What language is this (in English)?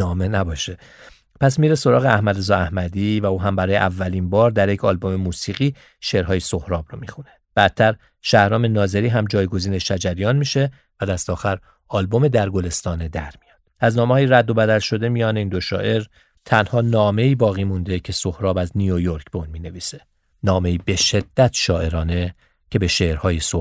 Persian